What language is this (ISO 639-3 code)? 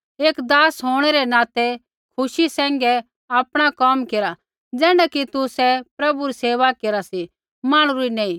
kfx